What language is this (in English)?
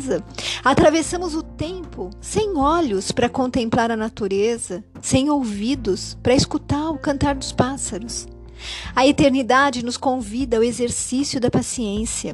Portuguese